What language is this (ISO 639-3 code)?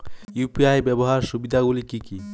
ben